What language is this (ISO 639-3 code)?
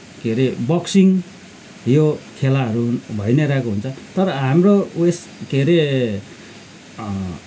nep